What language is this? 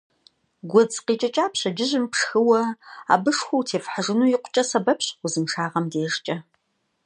Kabardian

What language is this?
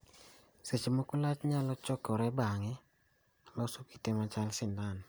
Luo (Kenya and Tanzania)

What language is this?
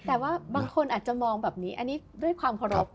Thai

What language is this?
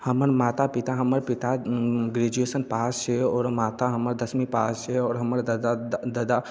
Maithili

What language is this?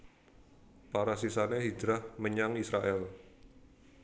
Javanese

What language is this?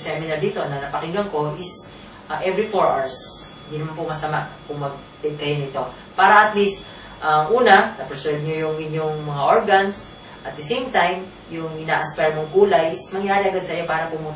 Filipino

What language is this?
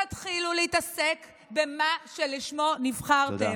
Hebrew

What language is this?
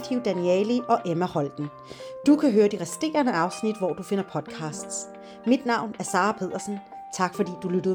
Danish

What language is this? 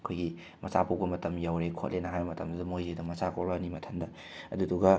Manipuri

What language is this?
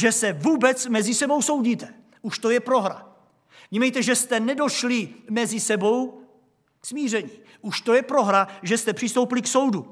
Czech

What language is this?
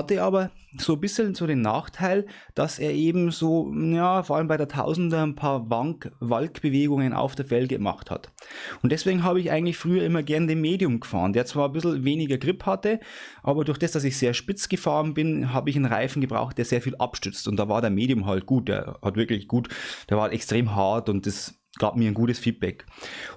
German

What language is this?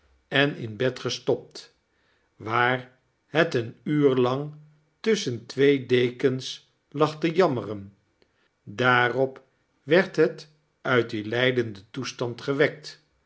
Dutch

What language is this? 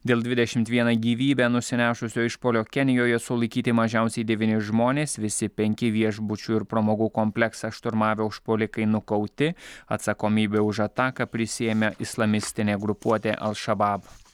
Lithuanian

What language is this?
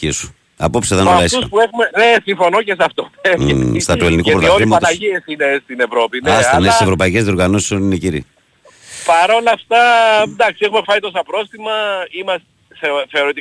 Greek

